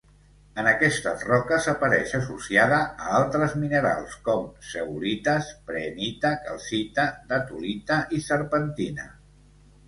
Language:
Catalan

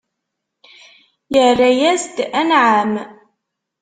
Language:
Kabyle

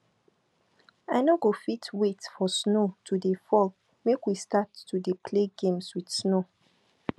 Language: Nigerian Pidgin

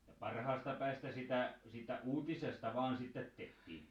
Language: Finnish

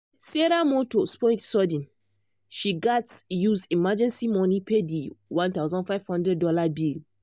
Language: Nigerian Pidgin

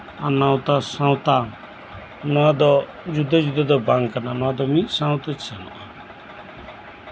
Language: Santali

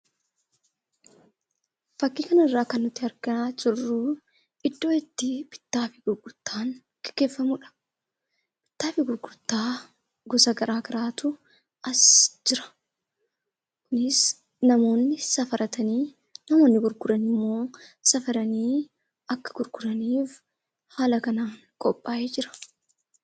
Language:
Oromo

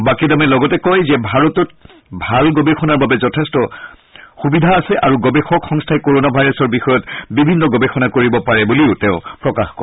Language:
Assamese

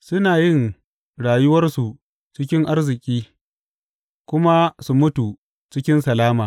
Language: Hausa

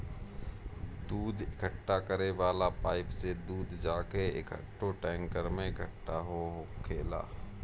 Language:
Bhojpuri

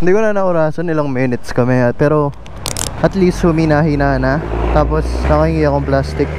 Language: Filipino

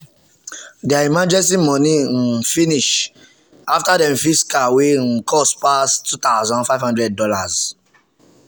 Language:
Nigerian Pidgin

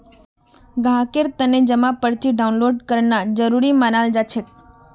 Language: Magahi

